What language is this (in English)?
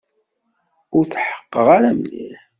Kabyle